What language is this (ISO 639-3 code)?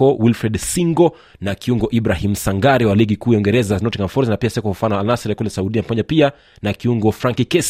swa